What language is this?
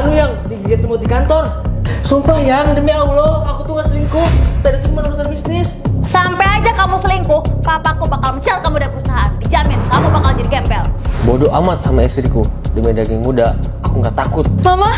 Indonesian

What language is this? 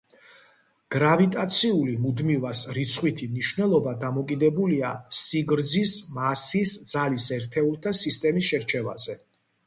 Georgian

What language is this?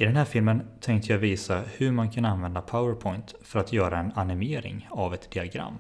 Swedish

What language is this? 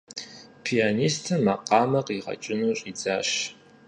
Kabardian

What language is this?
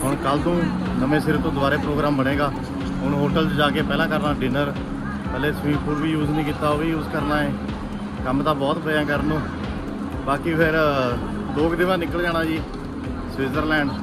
Punjabi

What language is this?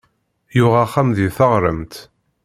Kabyle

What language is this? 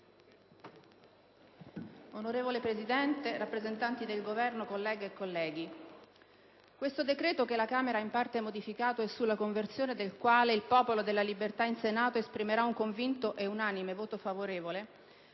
Italian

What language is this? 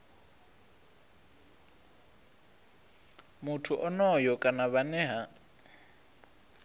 Venda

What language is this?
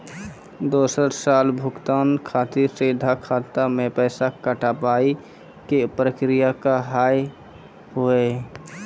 Maithili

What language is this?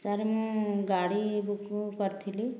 Odia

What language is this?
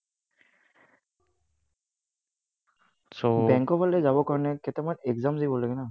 Assamese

